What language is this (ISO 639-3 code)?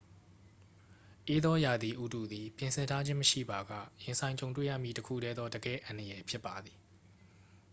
mya